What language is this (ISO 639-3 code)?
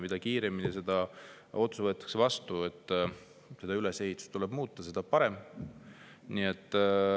est